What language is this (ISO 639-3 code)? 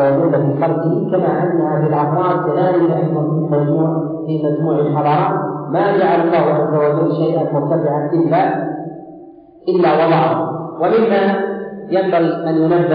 ara